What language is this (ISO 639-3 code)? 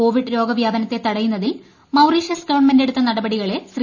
mal